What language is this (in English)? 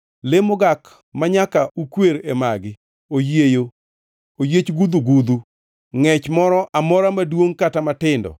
Luo (Kenya and Tanzania)